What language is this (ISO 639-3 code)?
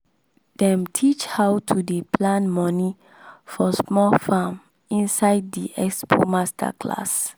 pcm